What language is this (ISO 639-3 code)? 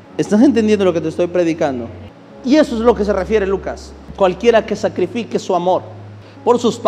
spa